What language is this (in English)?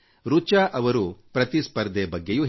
Kannada